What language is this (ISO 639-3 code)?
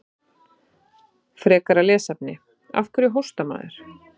isl